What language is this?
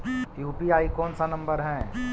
Magahi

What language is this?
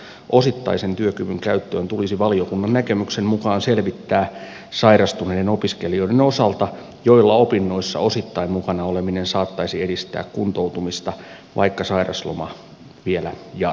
Finnish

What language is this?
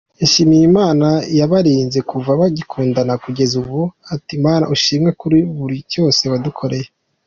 Kinyarwanda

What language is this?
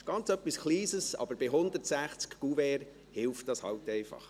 Swiss German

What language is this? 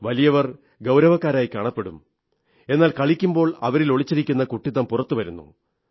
Malayalam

